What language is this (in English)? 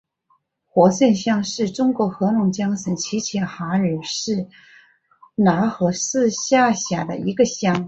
Chinese